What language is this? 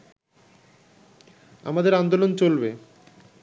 Bangla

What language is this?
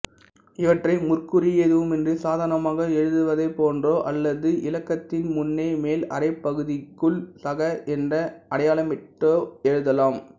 Tamil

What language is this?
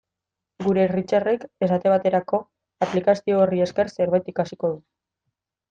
Basque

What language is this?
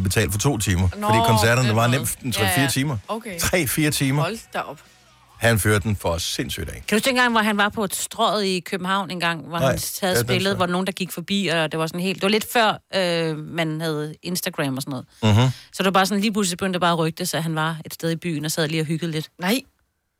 Danish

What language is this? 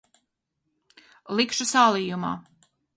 Latvian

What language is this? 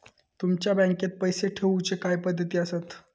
Marathi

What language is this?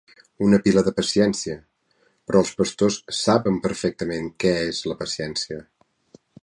Catalan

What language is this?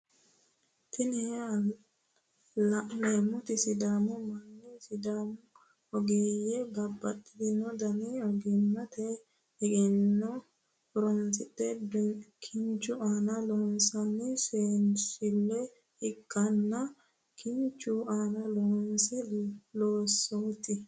Sidamo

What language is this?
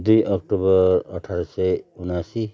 Nepali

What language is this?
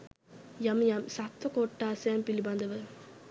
Sinhala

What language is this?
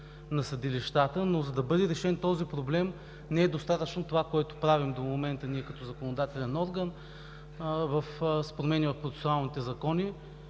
Bulgarian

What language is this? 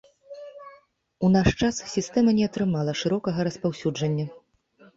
Belarusian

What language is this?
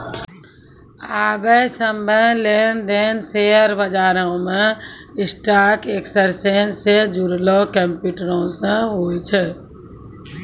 Maithili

